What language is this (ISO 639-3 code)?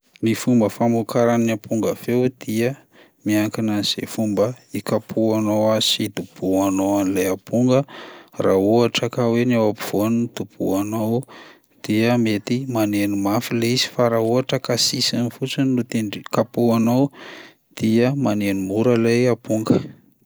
mlg